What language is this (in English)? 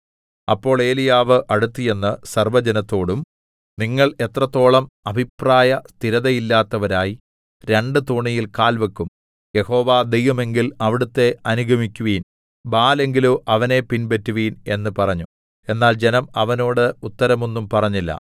Malayalam